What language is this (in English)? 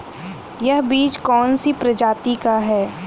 Hindi